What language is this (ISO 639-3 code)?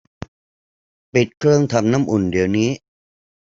tha